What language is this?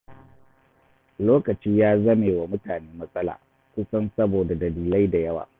Hausa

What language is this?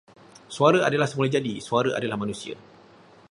Malay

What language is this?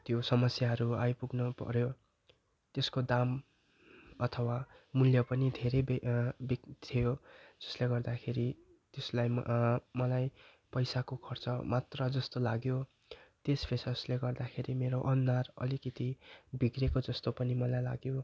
Nepali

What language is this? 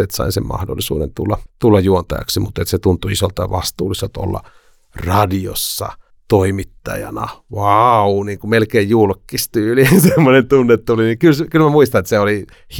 Finnish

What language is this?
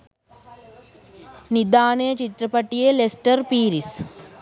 Sinhala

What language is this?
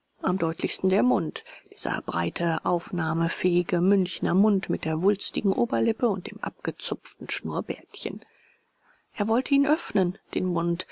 German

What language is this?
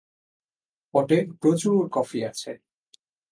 Bangla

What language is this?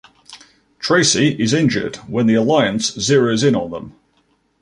English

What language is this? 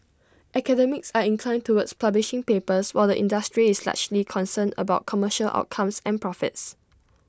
English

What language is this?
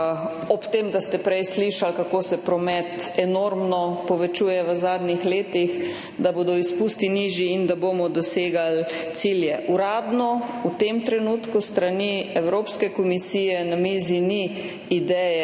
Slovenian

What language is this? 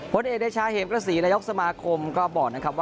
Thai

